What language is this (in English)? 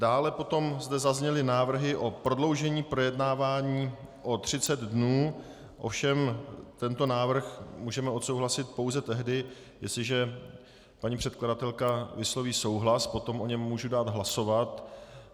Czech